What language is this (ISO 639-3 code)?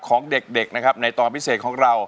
tha